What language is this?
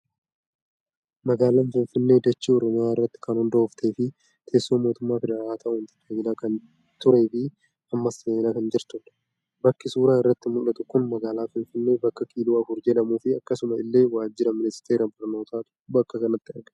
Oromo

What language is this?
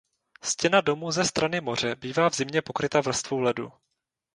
Czech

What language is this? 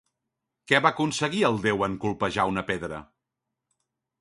Catalan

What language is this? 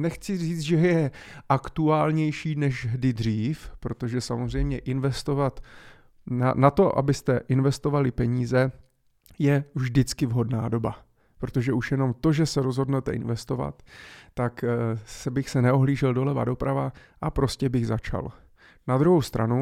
Czech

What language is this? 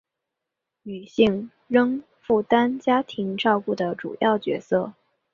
Chinese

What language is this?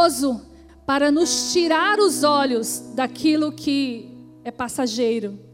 Portuguese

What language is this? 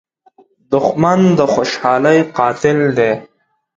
Pashto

